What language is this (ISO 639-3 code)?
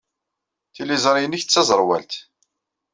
kab